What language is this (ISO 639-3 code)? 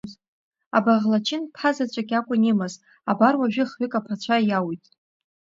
abk